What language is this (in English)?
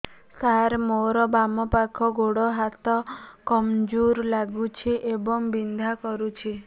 Odia